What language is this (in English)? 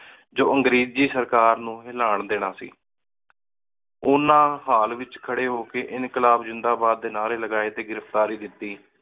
Punjabi